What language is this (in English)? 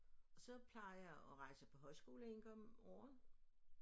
Danish